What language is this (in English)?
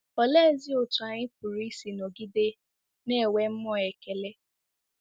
Igbo